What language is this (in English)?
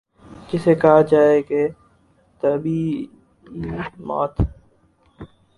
Urdu